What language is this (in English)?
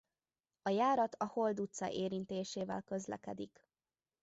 Hungarian